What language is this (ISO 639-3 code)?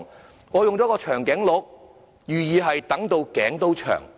yue